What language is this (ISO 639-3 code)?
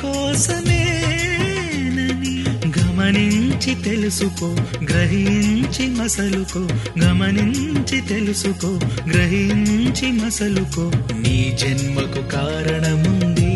tel